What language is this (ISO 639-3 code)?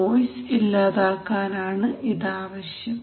mal